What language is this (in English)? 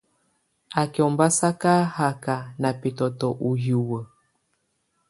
Tunen